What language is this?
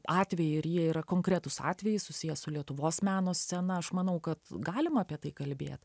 Lithuanian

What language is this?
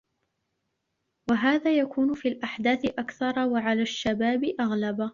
Arabic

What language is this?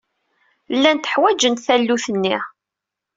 Kabyle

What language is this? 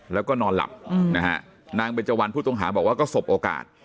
Thai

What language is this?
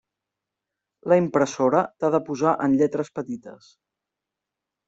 Catalan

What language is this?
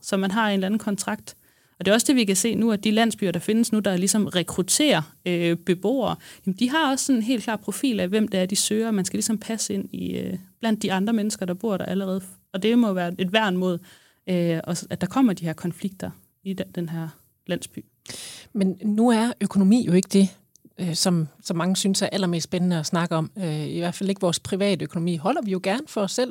Danish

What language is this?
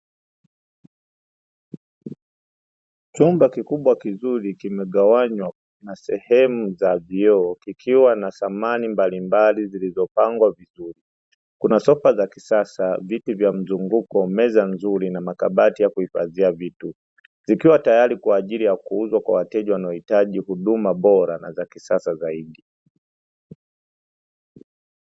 Swahili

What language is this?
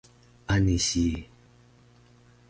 Taroko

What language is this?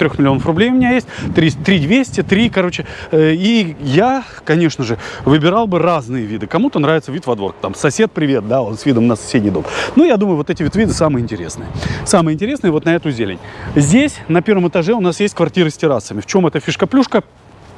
Russian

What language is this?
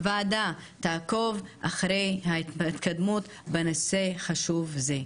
Hebrew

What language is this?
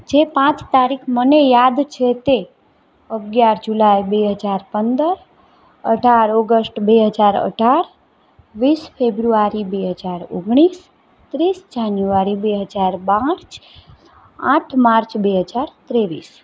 Gujarati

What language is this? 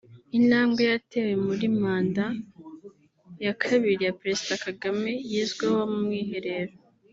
Kinyarwanda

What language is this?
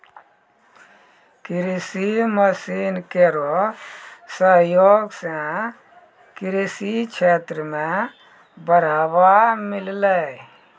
Maithili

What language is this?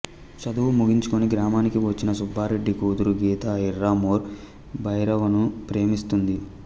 Telugu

